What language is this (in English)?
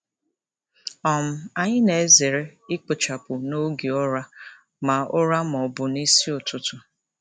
Igbo